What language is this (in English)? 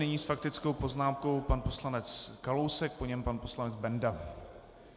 Czech